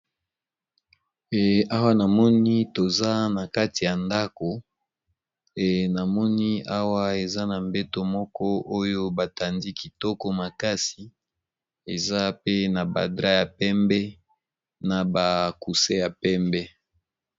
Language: Lingala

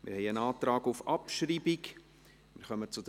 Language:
Swiss German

